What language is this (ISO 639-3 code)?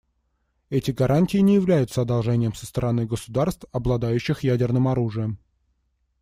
rus